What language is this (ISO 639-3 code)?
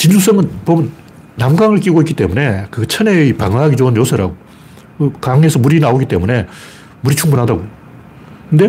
kor